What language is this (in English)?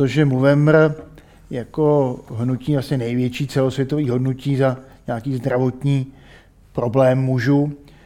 Czech